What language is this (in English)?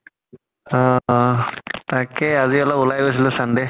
Assamese